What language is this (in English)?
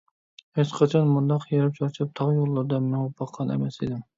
Uyghur